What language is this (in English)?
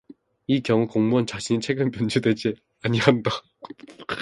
Korean